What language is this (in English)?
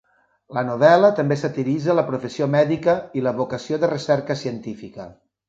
Catalan